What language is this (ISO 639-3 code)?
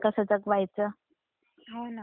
mar